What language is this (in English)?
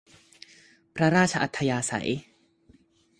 Thai